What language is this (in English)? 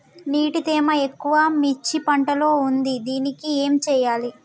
Telugu